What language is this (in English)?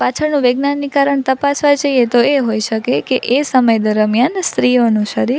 Gujarati